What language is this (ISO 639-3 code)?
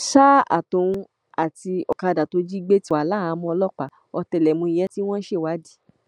yor